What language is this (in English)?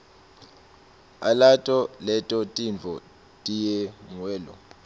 Swati